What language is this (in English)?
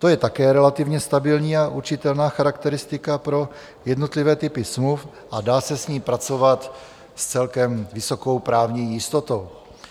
Czech